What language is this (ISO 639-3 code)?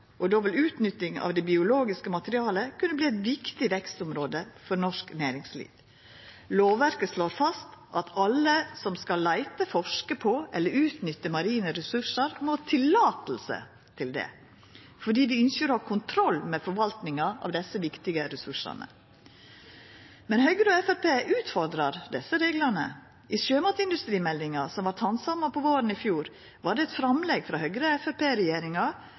nno